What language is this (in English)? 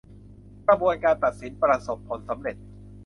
Thai